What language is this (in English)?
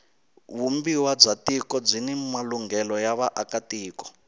Tsonga